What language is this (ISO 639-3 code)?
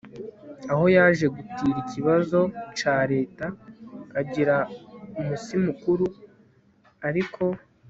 kin